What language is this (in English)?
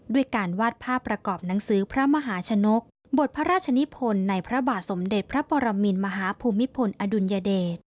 Thai